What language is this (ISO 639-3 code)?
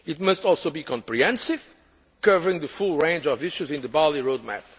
eng